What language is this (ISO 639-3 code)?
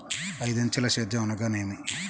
tel